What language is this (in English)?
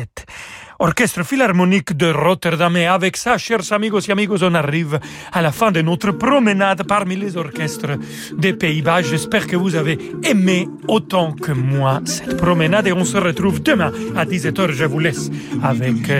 French